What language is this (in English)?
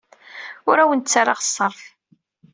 Kabyle